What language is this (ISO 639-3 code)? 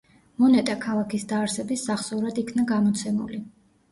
kat